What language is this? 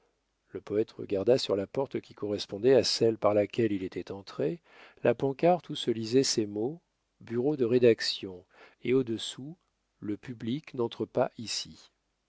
French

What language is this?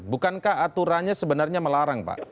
Indonesian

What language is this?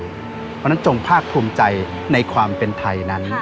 Thai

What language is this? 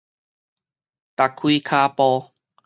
Min Nan Chinese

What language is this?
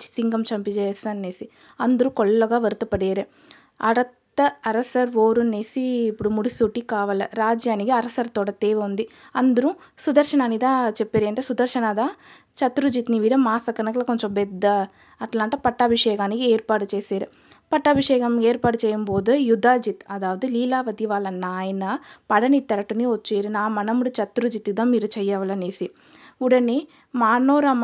Telugu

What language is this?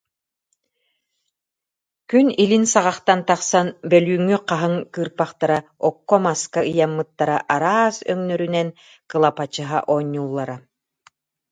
Yakut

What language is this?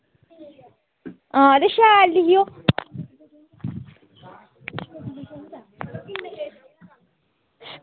Dogri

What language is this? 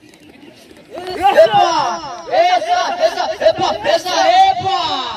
Arabic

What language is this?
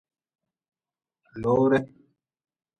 Nawdm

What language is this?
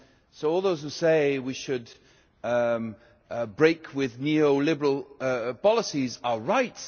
English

